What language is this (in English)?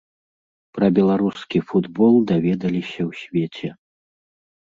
Belarusian